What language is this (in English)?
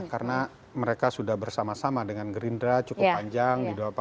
Indonesian